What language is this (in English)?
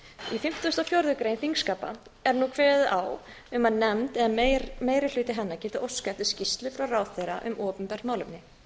Icelandic